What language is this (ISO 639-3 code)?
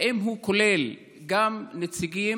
heb